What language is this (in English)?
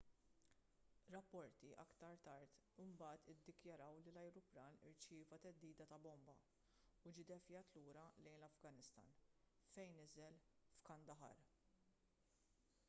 Maltese